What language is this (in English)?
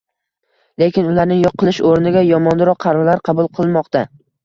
Uzbek